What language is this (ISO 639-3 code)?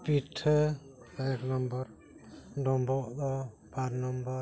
sat